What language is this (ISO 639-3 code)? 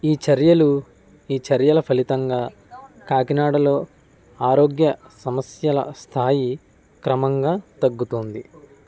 tel